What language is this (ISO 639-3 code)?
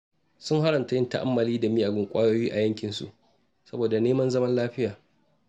hau